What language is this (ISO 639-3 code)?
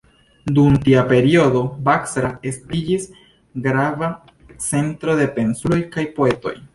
epo